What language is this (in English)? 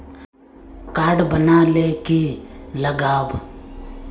Magahi